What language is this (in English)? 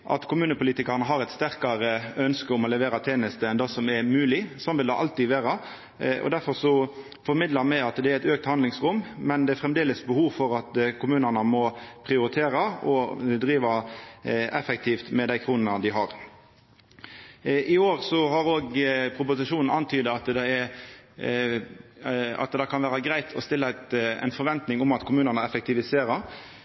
Norwegian Nynorsk